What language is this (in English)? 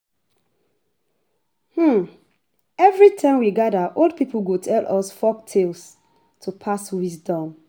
Nigerian Pidgin